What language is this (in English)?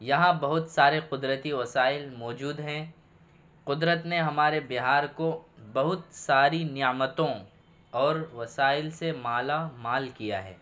Urdu